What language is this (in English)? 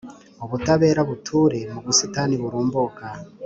Kinyarwanda